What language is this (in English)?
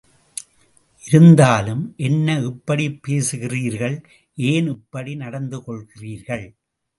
Tamil